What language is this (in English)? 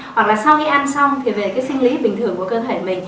Vietnamese